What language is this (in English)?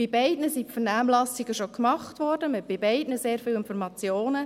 Swiss German